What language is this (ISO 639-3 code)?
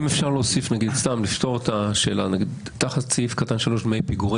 heb